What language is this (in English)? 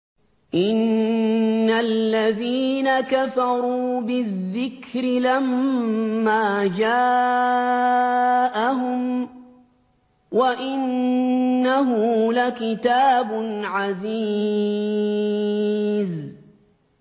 Arabic